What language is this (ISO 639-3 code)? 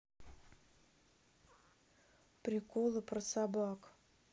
rus